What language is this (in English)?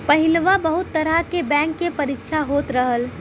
Bhojpuri